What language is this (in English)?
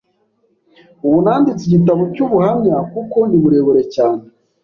Kinyarwanda